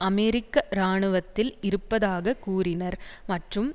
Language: Tamil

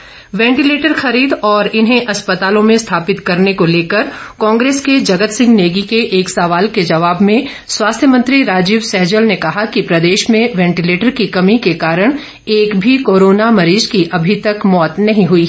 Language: Hindi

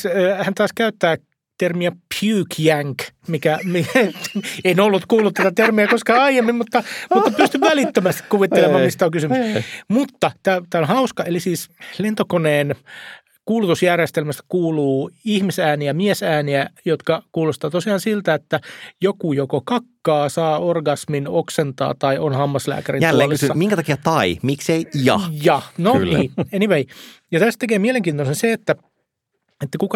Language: Finnish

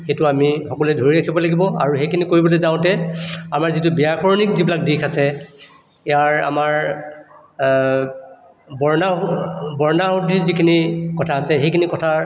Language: Assamese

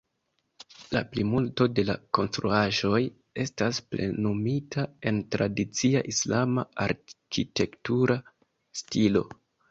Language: Esperanto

